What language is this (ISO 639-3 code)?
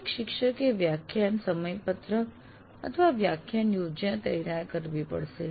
guj